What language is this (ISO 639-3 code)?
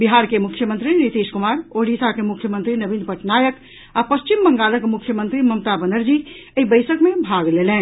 mai